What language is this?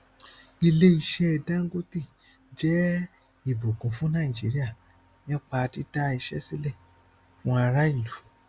Yoruba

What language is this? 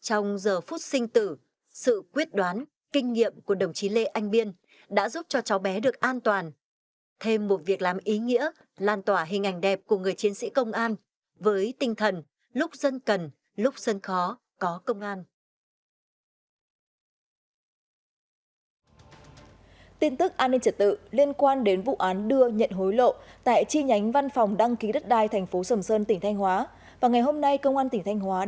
Vietnamese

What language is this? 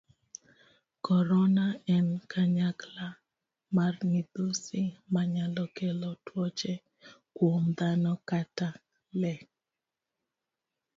Luo (Kenya and Tanzania)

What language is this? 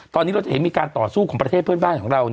Thai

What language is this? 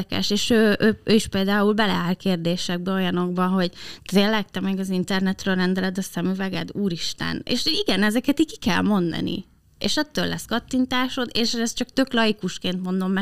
Hungarian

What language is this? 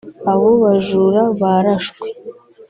Kinyarwanda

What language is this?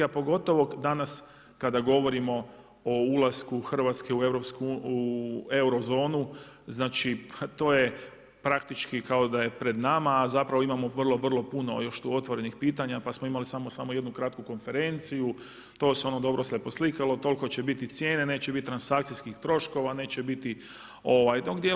Croatian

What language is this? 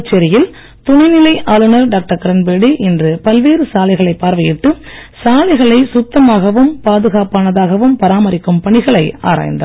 Tamil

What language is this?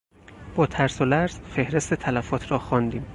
Persian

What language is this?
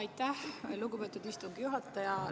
Estonian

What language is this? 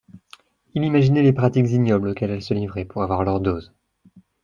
French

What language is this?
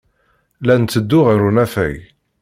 Kabyle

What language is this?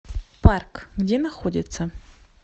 Russian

